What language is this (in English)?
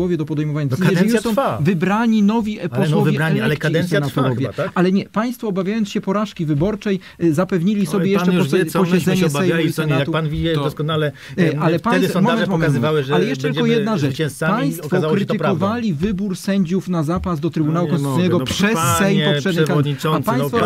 Polish